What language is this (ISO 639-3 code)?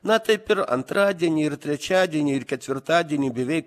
lit